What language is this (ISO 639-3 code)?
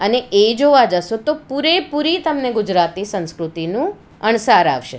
guj